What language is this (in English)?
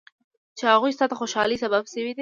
Pashto